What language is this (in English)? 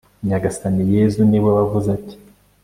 Kinyarwanda